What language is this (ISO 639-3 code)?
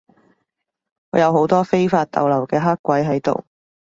yue